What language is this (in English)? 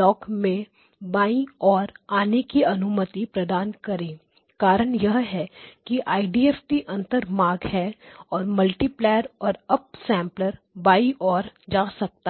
Hindi